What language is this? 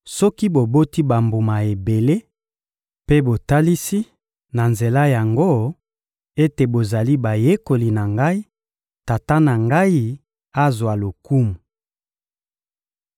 Lingala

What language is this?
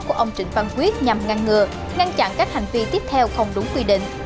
Vietnamese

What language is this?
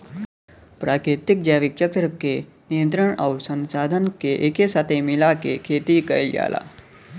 Bhojpuri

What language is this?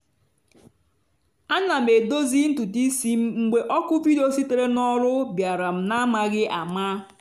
Igbo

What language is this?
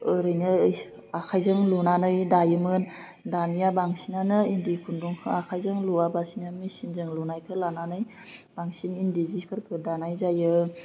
Bodo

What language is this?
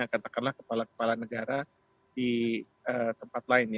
Indonesian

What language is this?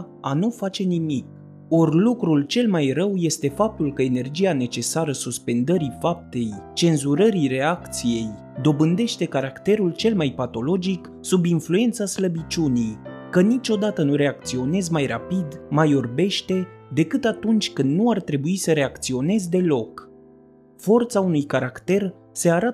Romanian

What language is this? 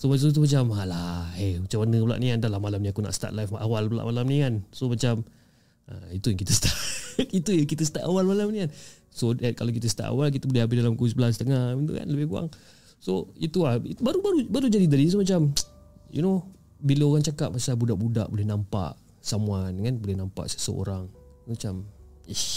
Malay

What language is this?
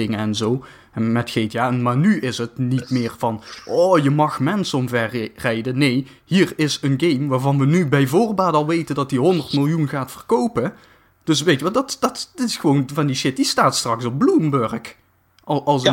Dutch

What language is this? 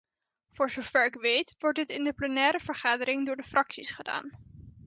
Dutch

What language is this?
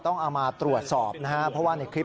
Thai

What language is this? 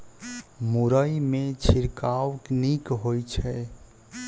Maithili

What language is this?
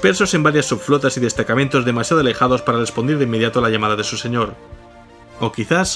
Spanish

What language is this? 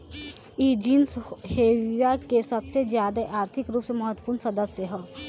Bhojpuri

